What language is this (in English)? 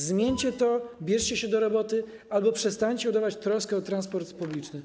Polish